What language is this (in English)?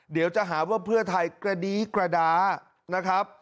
Thai